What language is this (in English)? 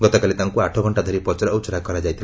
Odia